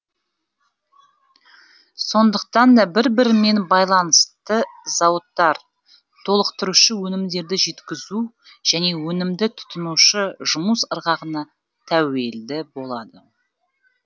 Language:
Kazakh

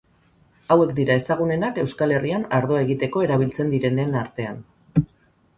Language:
Basque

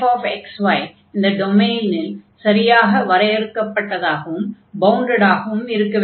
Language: Tamil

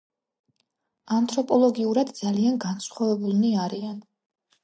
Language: Georgian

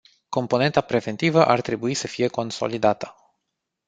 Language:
Romanian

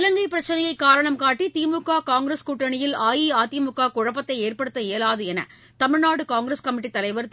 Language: Tamil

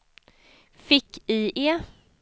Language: Swedish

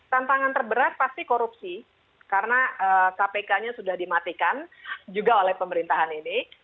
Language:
Indonesian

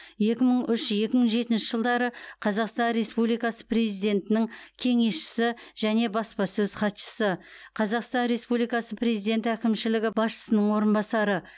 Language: Kazakh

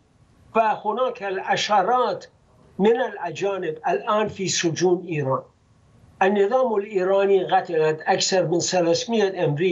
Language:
Arabic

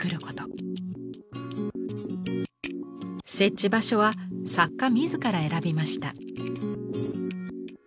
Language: Japanese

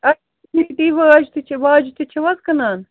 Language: Kashmiri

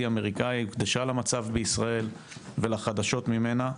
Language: Hebrew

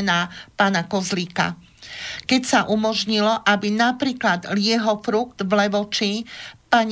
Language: Slovak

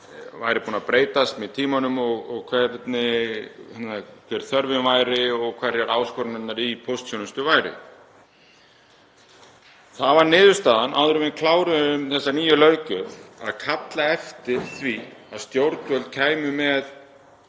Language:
Icelandic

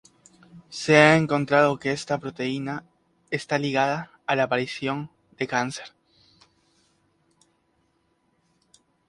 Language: Spanish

